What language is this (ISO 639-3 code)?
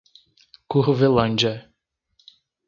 por